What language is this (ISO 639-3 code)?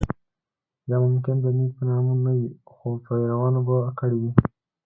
pus